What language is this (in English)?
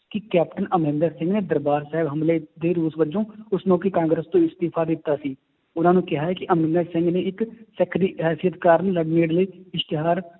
Punjabi